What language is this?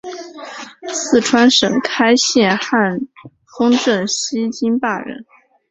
Chinese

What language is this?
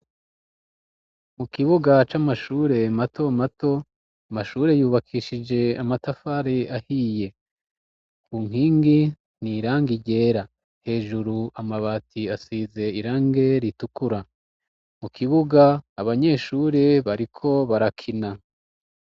Rundi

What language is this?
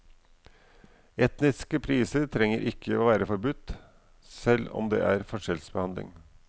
Norwegian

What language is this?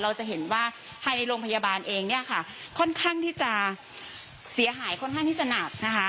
Thai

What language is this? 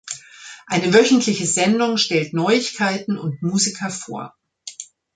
German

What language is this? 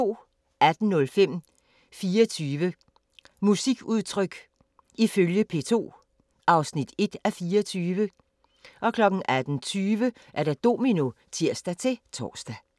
Danish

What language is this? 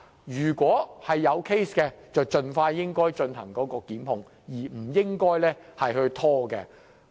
Cantonese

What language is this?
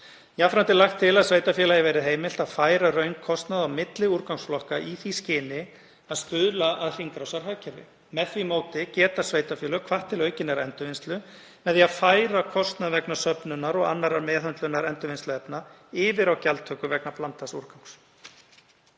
Icelandic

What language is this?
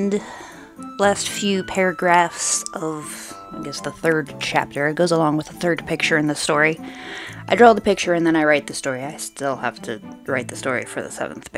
English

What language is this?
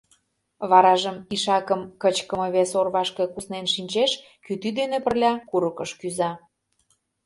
Mari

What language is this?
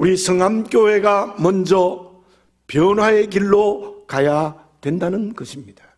Korean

